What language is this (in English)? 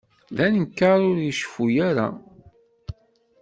Kabyle